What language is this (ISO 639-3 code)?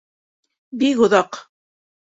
bak